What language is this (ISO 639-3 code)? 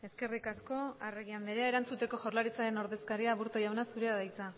eus